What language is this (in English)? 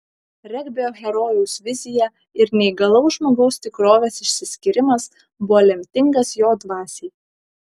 Lithuanian